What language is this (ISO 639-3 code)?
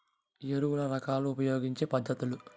tel